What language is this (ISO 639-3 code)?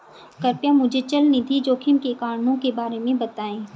hin